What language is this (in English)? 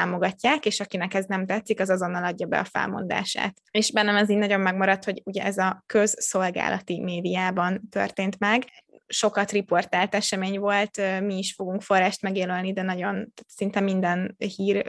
Hungarian